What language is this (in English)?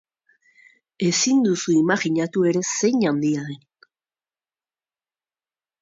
Basque